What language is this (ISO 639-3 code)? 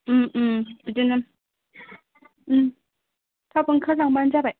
brx